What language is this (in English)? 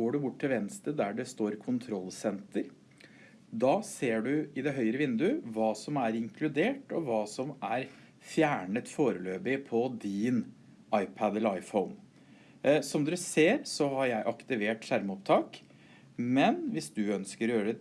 Norwegian